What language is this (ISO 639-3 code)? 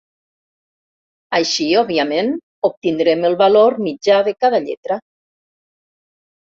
cat